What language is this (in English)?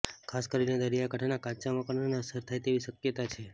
Gujarati